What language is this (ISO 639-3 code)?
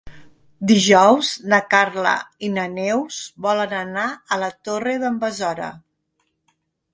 cat